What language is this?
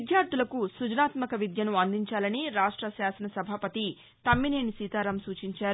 Telugu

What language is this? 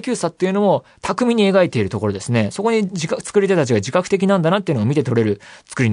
Japanese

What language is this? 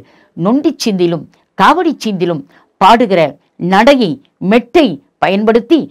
Tamil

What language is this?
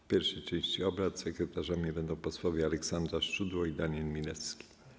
Polish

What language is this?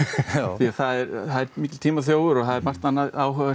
Icelandic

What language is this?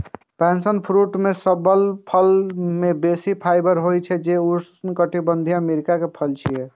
Maithili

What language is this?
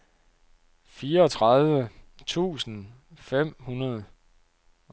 Danish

